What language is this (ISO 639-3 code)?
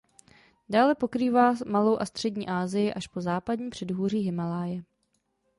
ces